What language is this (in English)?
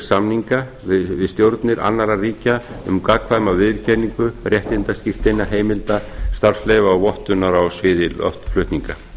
Icelandic